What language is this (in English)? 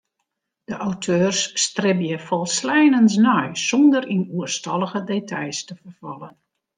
Western Frisian